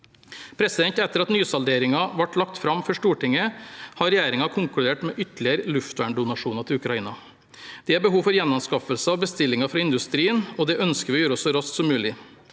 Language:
Norwegian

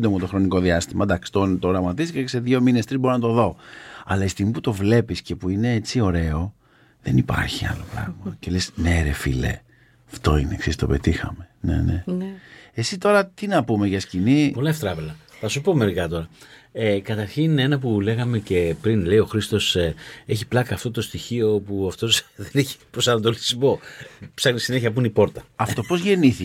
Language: Greek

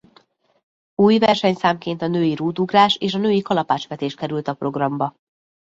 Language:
Hungarian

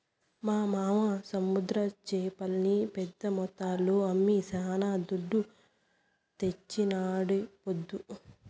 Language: Telugu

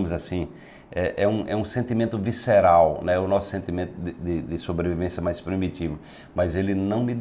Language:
Portuguese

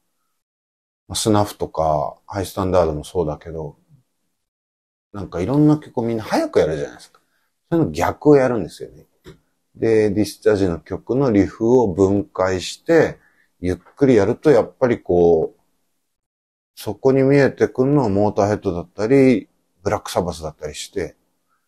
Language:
Japanese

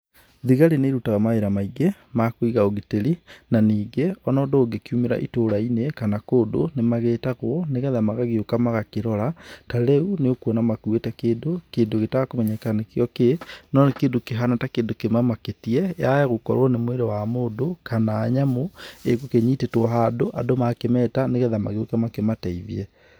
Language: Kikuyu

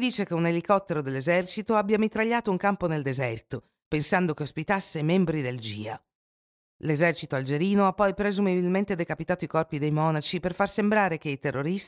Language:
Italian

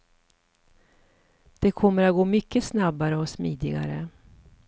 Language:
Swedish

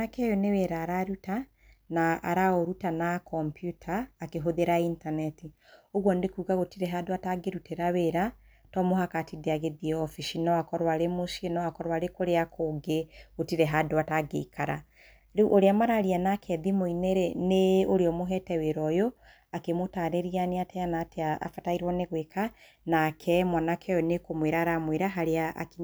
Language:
Kikuyu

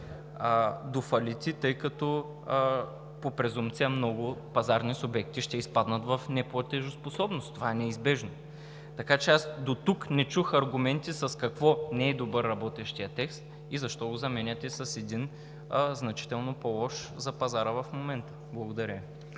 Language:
Bulgarian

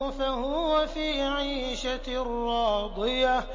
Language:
Arabic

